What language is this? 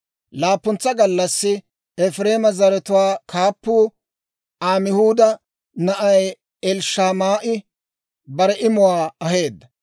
Dawro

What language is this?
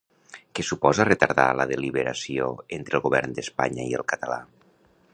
Catalan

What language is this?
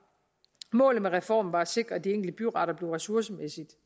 Danish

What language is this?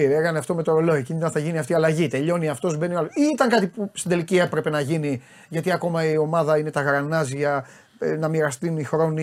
Greek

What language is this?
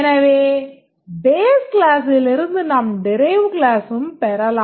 Tamil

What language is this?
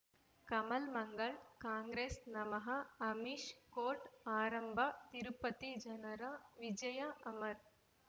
Kannada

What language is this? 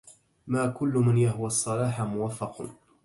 Arabic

